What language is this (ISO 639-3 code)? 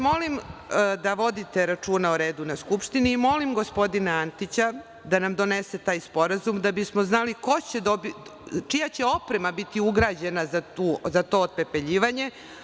srp